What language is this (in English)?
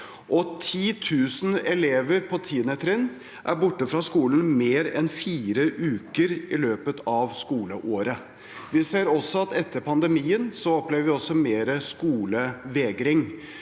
Norwegian